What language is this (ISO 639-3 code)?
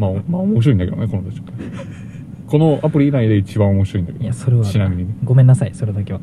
jpn